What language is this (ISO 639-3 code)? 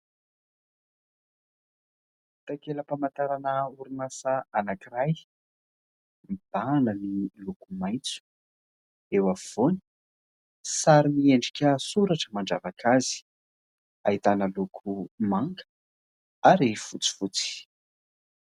mlg